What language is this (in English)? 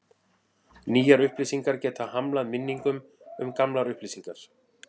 Icelandic